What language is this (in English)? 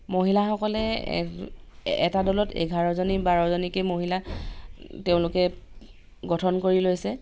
Assamese